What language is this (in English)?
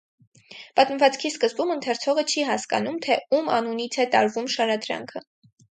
Armenian